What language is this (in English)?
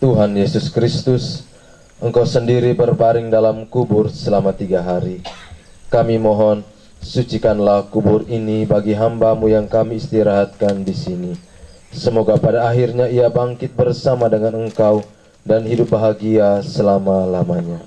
Indonesian